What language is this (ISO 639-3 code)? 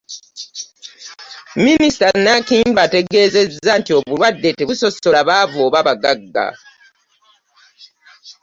lug